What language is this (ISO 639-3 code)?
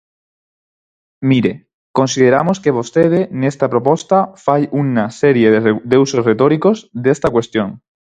glg